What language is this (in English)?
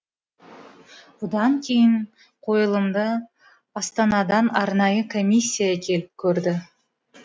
Kazakh